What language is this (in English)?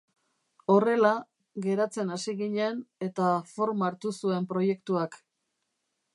Basque